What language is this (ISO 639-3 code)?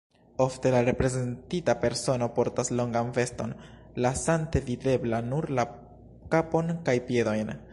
epo